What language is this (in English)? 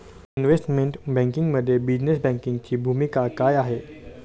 Marathi